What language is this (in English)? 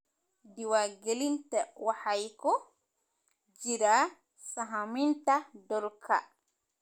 Somali